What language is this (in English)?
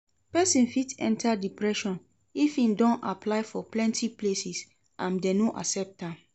Nigerian Pidgin